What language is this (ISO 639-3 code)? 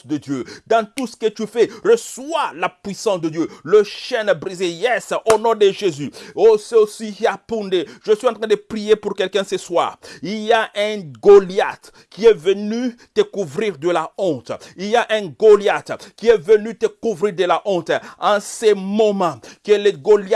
fra